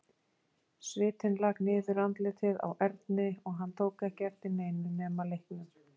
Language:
Icelandic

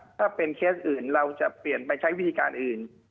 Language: Thai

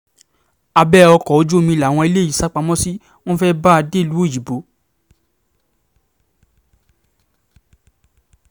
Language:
Yoruba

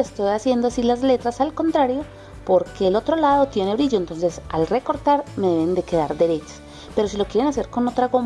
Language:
Spanish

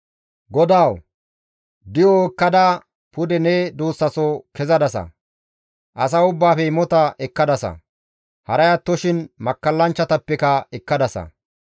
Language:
Gamo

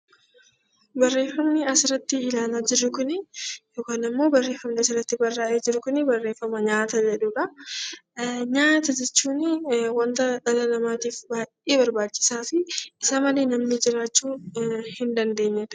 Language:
Oromo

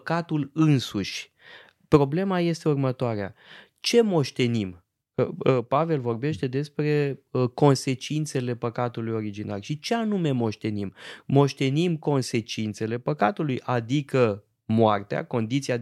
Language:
Romanian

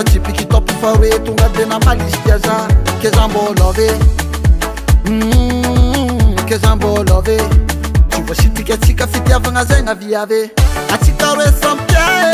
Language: Romanian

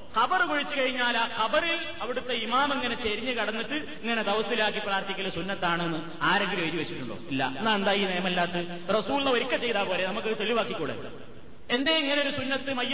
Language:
Malayalam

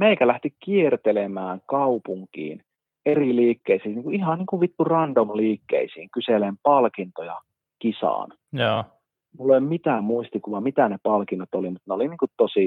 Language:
Finnish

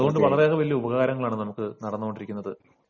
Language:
Malayalam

